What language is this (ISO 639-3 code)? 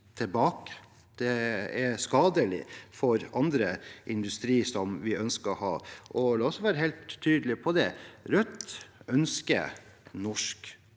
nor